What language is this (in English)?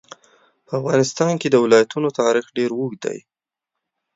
Pashto